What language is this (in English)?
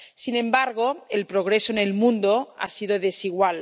Spanish